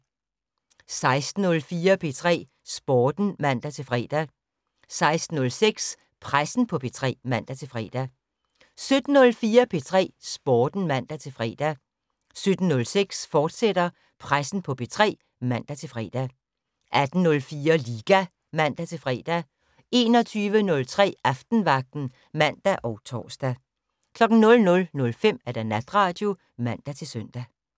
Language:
Danish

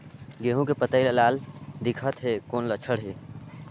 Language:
Chhattisgarhi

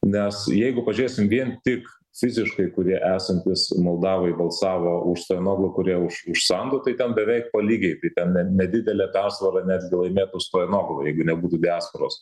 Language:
Lithuanian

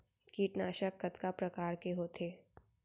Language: Chhattisgarhi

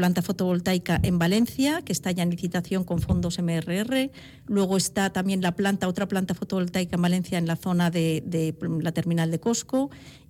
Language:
Spanish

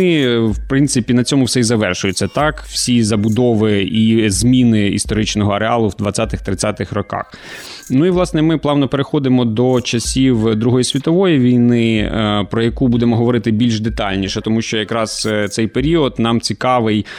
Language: Ukrainian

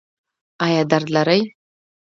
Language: Pashto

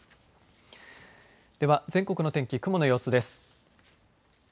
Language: Japanese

